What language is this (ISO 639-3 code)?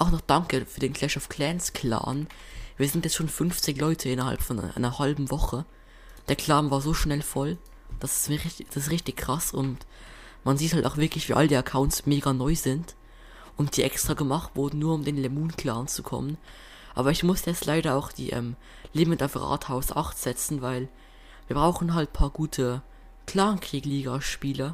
deu